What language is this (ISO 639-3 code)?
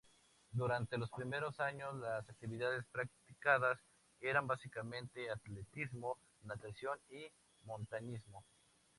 spa